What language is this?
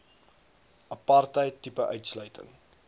Afrikaans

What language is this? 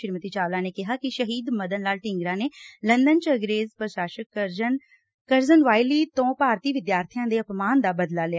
Punjabi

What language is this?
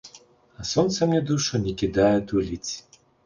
Belarusian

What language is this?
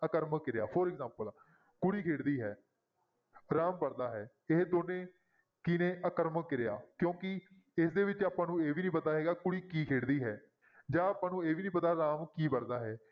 Punjabi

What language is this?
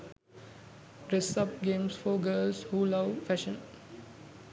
Sinhala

